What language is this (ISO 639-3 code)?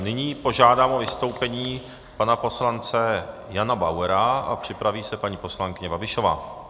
ces